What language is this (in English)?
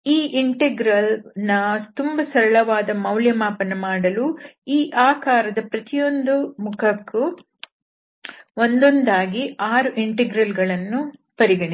Kannada